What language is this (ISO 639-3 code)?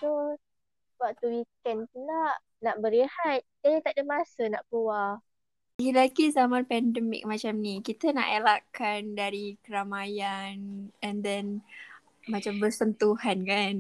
msa